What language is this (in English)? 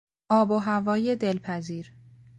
Persian